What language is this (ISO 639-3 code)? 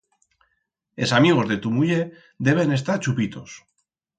arg